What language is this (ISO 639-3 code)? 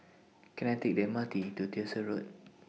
eng